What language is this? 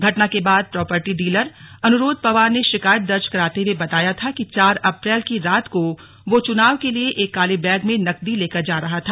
Hindi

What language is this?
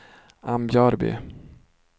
Swedish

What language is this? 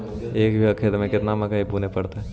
Magahi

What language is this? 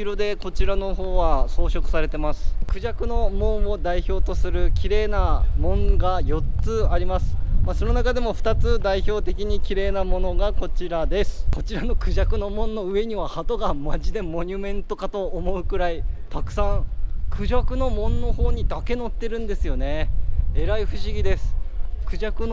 Japanese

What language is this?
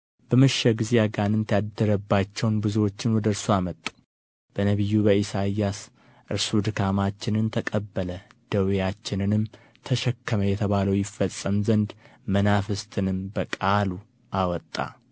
Amharic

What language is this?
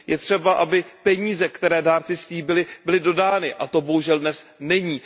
Czech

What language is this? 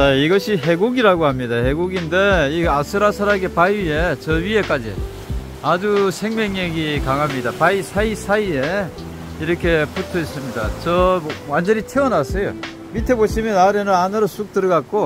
Korean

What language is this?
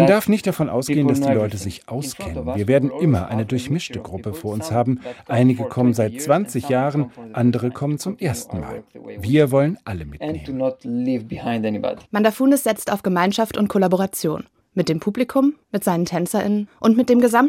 German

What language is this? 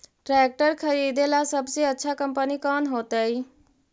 Magahi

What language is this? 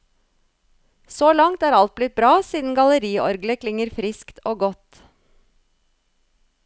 Norwegian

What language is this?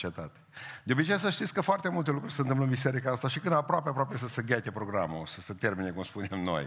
Romanian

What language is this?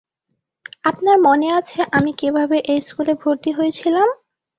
Bangla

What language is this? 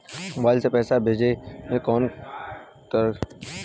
Bhojpuri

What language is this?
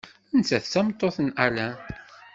Kabyle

